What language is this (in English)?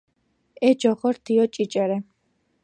Georgian